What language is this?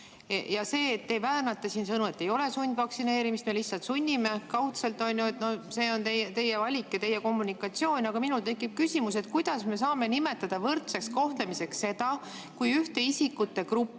Estonian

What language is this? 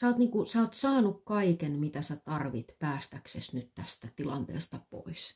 Finnish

